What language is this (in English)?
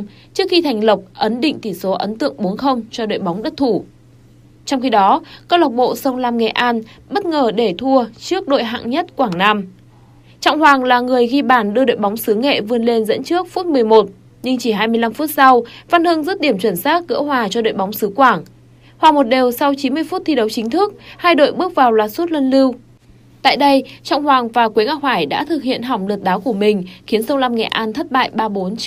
Vietnamese